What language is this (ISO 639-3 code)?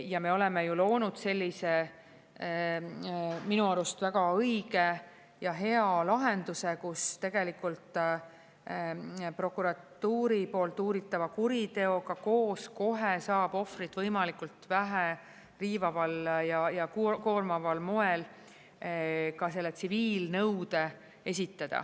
est